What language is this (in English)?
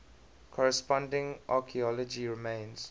English